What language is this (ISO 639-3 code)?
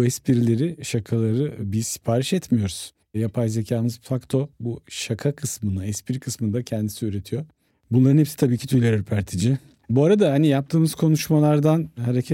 tur